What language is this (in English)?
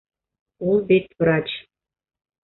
Bashkir